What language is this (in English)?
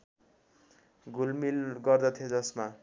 Nepali